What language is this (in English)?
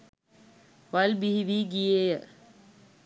Sinhala